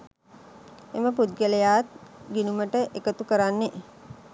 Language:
Sinhala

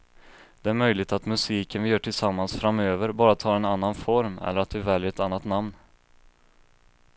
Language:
Swedish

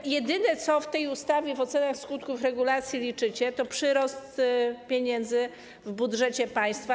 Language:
Polish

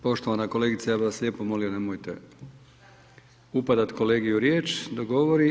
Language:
Croatian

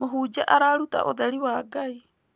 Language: Kikuyu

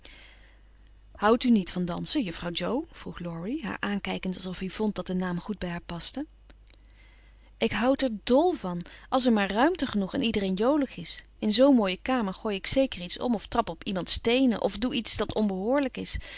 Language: Dutch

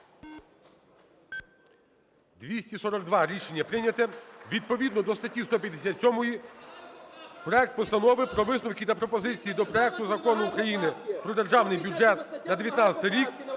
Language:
Ukrainian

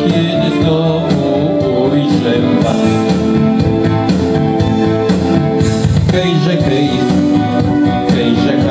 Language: Polish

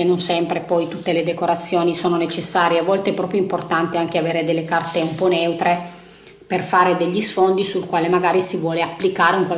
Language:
Italian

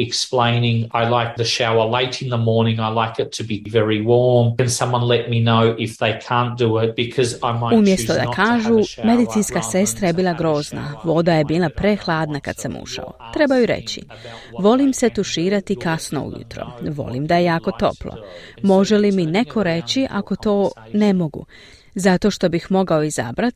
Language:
Croatian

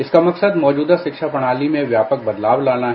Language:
Hindi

